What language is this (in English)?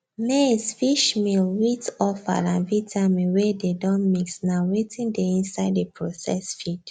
Nigerian Pidgin